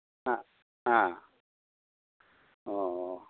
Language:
Manipuri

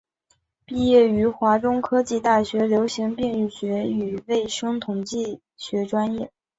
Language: Chinese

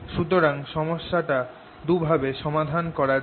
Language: Bangla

